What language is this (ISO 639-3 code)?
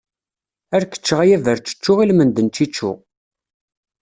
kab